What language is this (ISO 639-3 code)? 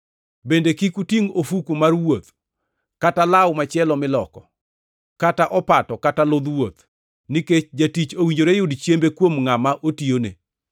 luo